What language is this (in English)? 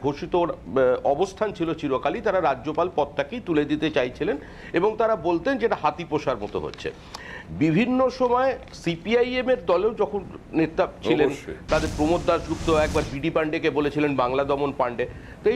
Hindi